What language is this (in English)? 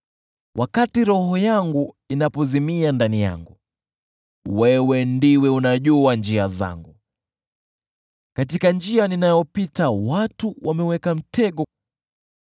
Swahili